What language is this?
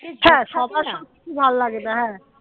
Bangla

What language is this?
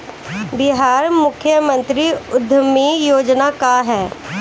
Bhojpuri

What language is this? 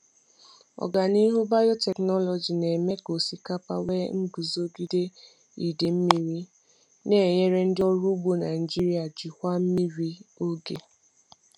Igbo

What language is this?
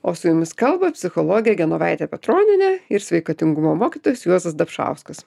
Lithuanian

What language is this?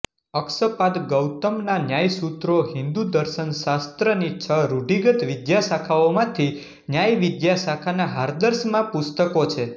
Gujarati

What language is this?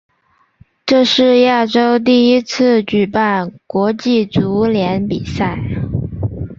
Chinese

